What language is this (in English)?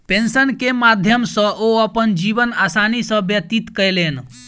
Maithili